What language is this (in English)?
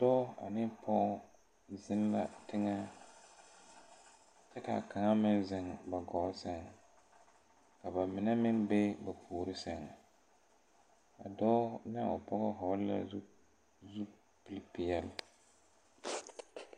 Southern Dagaare